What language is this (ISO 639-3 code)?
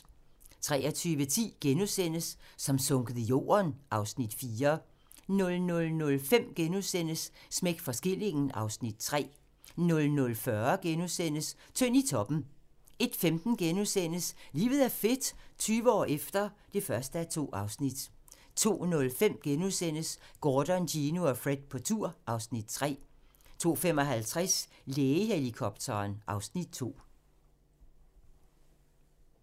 dan